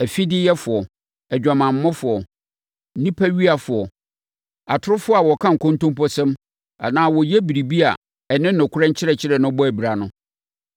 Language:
Akan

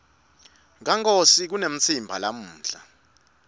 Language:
Swati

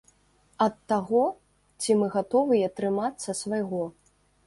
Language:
Belarusian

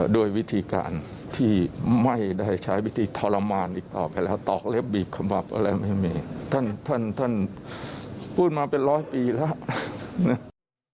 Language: Thai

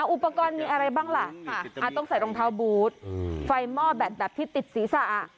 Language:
Thai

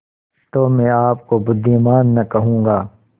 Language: Hindi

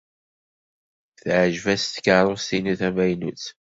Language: Kabyle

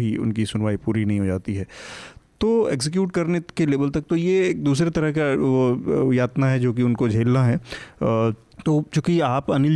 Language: Hindi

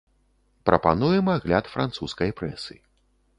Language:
Belarusian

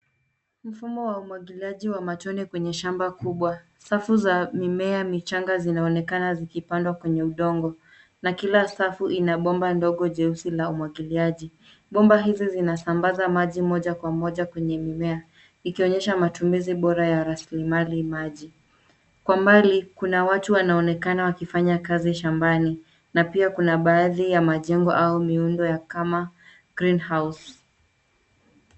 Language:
Swahili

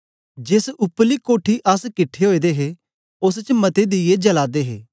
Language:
Dogri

